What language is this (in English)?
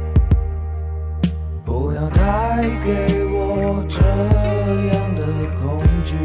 Chinese